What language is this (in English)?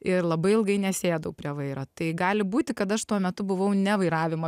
Lithuanian